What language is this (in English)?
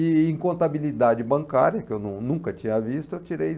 Portuguese